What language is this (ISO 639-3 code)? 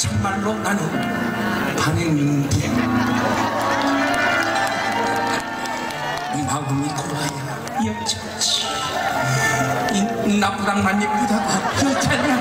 kor